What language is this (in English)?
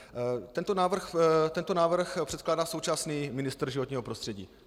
Czech